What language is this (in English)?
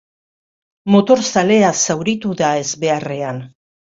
Basque